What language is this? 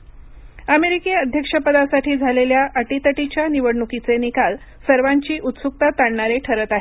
Marathi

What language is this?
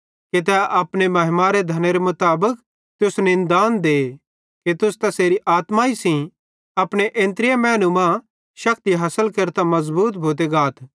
Bhadrawahi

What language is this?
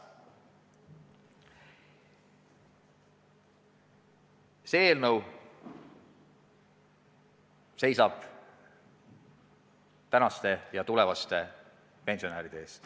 Estonian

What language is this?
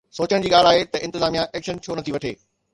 Sindhi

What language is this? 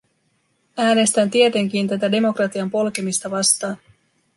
Finnish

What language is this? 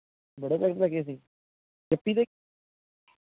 Punjabi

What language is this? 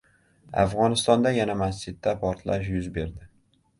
Uzbek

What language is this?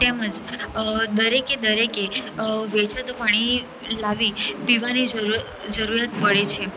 Gujarati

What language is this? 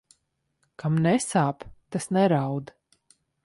Latvian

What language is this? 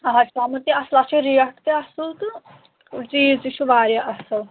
Kashmiri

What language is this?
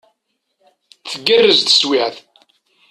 Kabyle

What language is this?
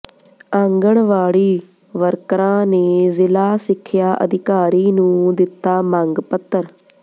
Punjabi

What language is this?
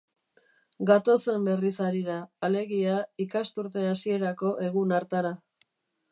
Basque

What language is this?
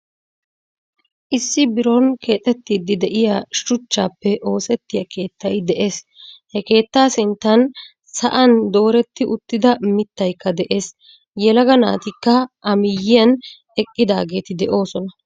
Wolaytta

